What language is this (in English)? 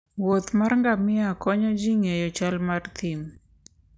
Luo (Kenya and Tanzania)